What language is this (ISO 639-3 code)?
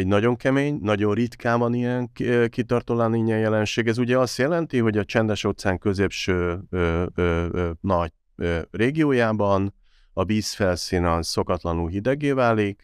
hun